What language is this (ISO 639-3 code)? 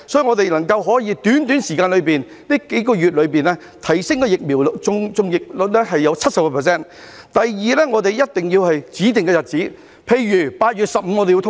yue